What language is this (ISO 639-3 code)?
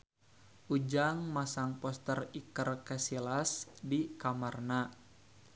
sun